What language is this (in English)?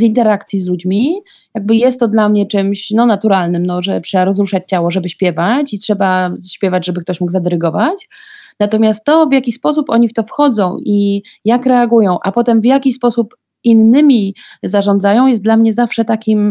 Polish